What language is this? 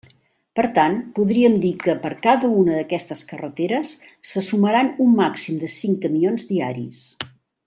Catalan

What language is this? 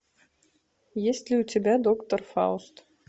Russian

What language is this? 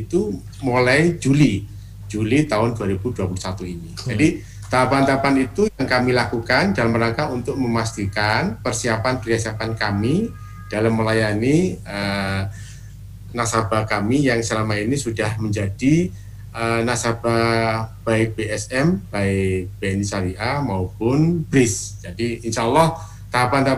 Indonesian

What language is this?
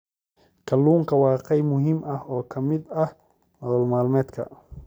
Somali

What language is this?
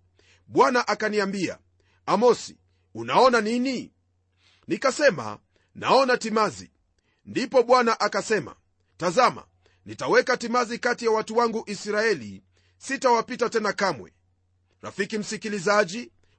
Swahili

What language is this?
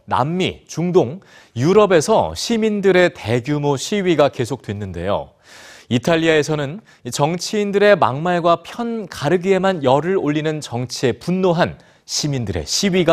Korean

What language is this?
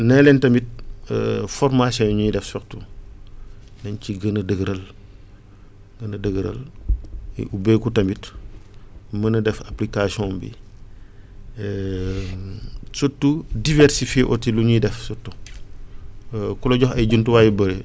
Wolof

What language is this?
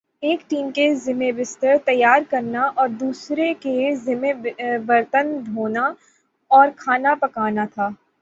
Urdu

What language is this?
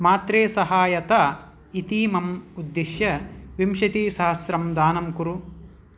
Sanskrit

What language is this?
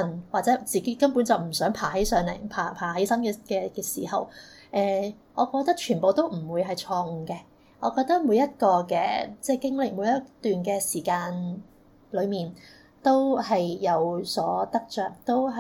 Chinese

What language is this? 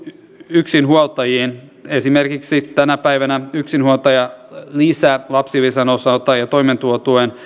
Finnish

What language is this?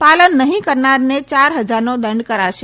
Gujarati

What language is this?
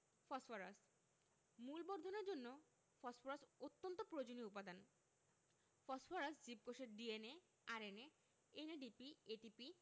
Bangla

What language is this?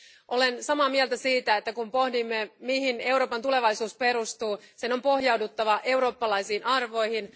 Finnish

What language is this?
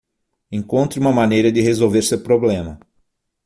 Portuguese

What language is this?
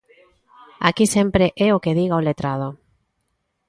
Galician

